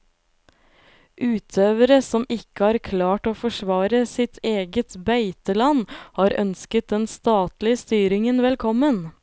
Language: Norwegian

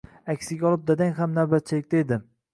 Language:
Uzbek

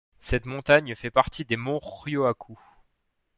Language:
French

